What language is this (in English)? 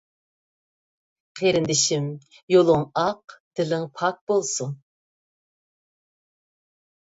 Uyghur